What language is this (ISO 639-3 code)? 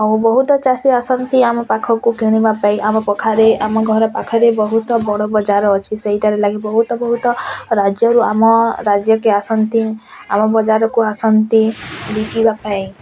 ori